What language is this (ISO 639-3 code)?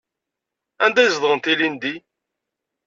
kab